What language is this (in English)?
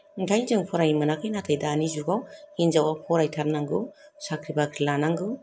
Bodo